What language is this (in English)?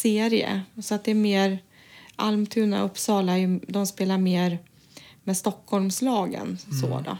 Swedish